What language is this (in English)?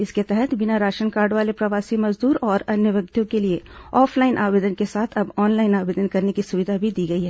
Hindi